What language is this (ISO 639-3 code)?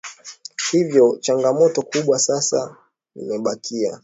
swa